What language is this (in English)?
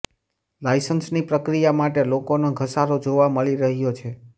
Gujarati